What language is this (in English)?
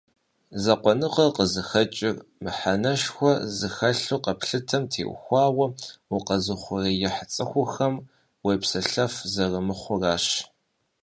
Kabardian